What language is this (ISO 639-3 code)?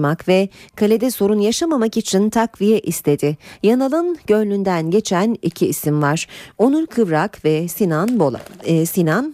tur